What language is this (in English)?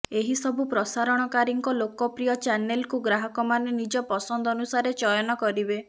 Odia